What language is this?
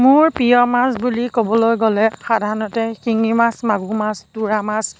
Assamese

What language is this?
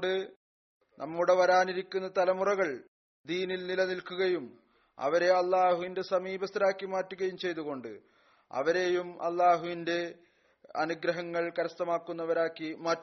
Malayalam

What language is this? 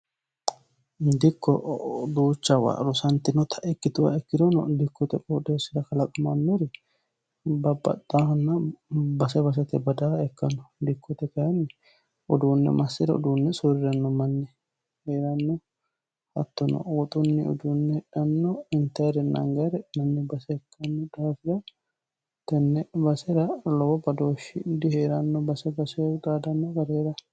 Sidamo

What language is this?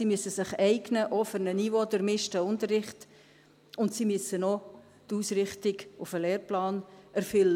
Swiss German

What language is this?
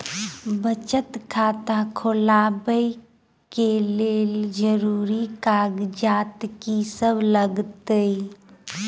Maithili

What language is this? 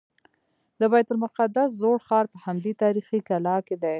Pashto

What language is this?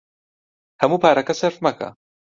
Central Kurdish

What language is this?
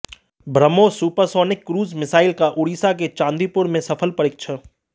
Hindi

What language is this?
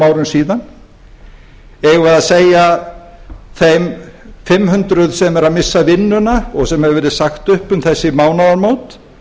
Icelandic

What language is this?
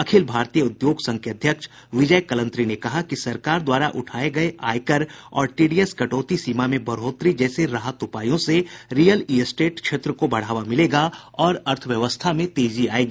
Hindi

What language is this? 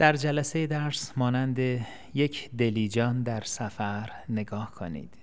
Persian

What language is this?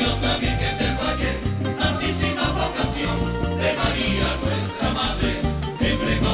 Romanian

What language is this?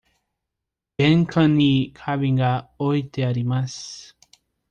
Japanese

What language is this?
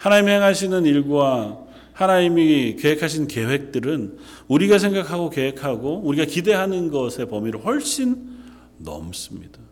Korean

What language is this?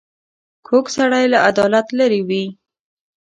Pashto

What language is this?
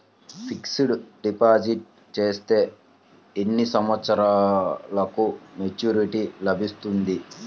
Telugu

